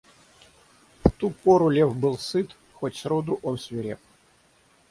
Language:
Russian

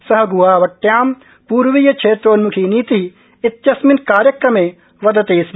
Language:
Sanskrit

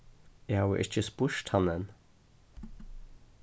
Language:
Faroese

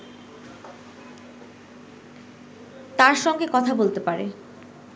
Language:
Bangla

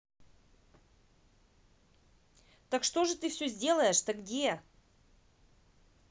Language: Russian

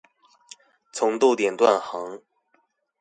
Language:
Chinese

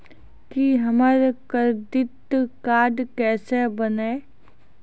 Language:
Maithili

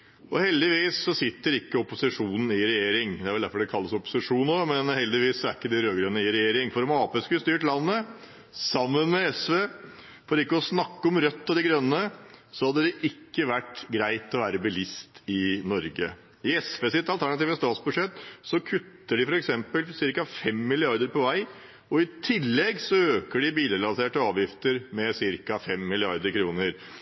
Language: Norwegian Nynorsk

